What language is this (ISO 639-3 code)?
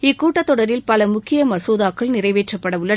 tam